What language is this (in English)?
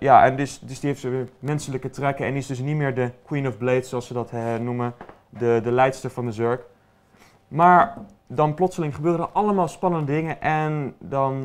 Dutch